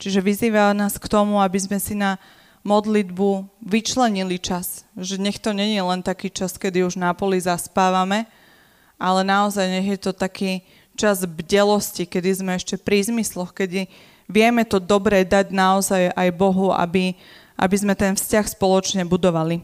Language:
Slovak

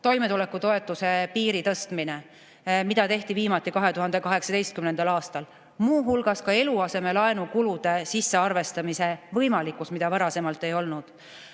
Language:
Estonian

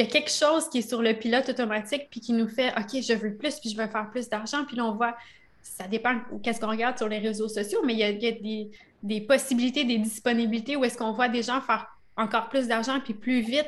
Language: French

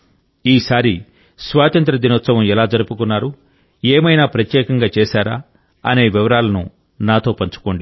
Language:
Telugu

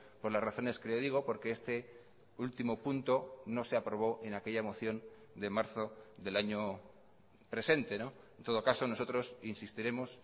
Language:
Spanish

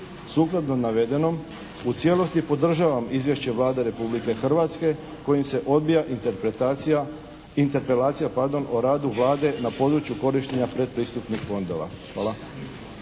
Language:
Croatian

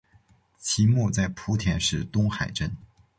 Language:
Chinese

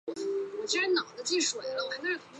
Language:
Chinese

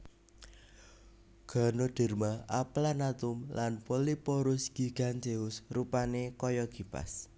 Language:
Javanese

